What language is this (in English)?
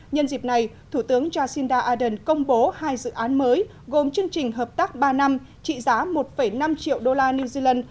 Vietnamese